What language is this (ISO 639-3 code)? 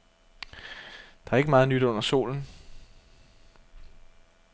dan